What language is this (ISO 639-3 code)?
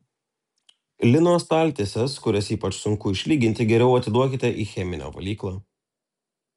lit